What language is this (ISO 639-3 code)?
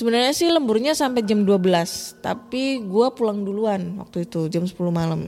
ind